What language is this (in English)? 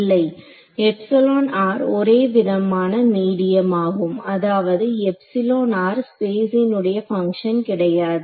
Tamil